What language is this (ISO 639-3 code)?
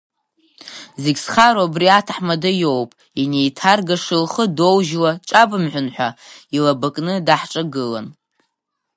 abk